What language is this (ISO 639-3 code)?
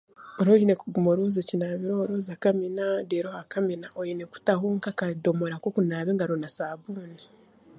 cgg